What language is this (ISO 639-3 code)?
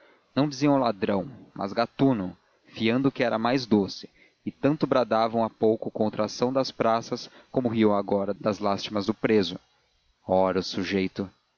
por